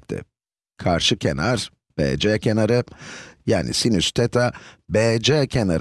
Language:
Turkish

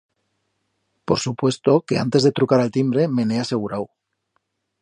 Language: Aragonese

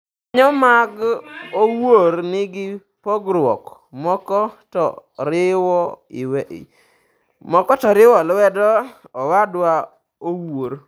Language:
Luo (Kenya and Tanzania)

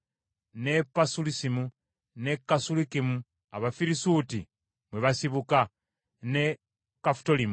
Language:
Ganda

